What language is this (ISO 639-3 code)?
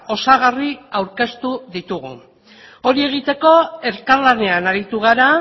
eus